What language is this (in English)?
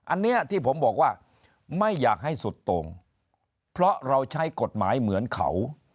Thai